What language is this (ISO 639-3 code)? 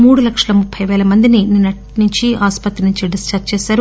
tel